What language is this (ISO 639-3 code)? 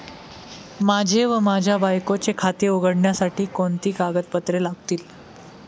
mar